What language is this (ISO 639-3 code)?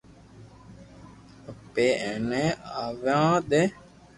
lrk